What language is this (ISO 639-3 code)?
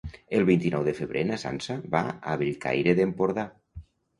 cat